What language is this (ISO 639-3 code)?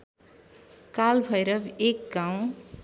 nep